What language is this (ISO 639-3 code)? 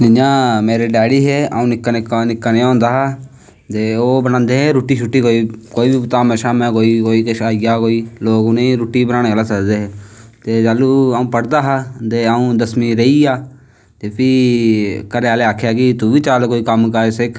doi